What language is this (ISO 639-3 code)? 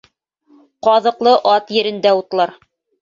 bak